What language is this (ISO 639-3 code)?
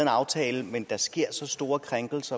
dan